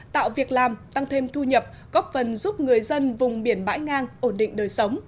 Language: Vietnamese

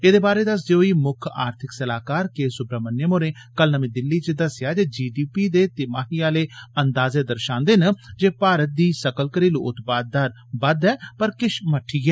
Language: Dogri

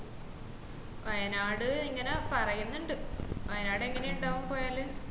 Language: Malayalam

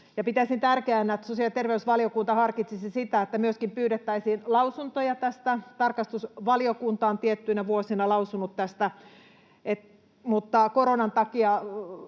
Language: Finnish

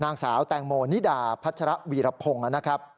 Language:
Thai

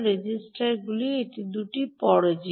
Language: Bangla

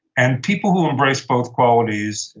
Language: English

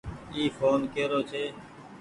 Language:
Goaria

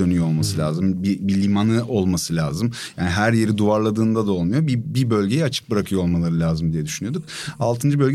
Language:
Turkish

